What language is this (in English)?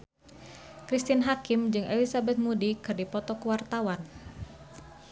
Sundanese